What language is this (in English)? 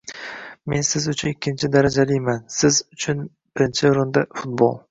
Uzbek